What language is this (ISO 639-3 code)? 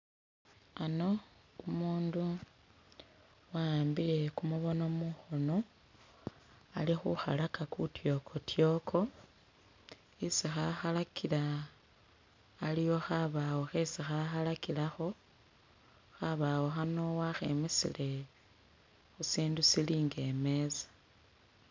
myx